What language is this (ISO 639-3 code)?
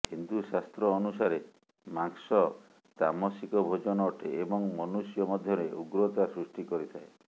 ori